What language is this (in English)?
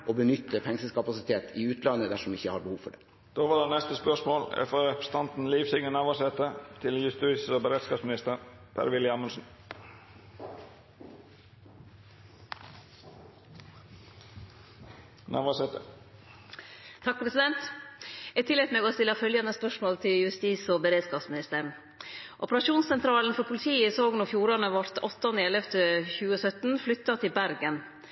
Norwegian